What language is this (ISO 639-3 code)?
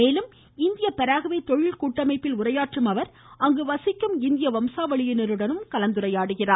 tam